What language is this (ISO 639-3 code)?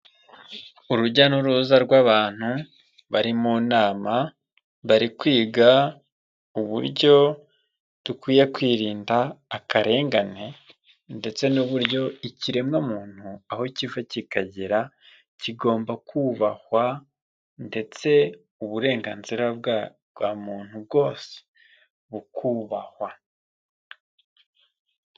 kin